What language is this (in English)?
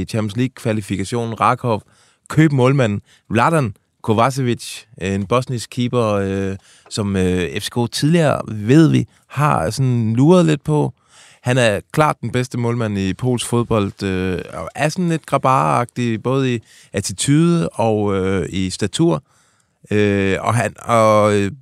Danish